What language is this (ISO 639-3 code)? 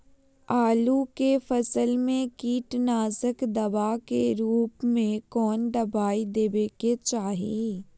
mag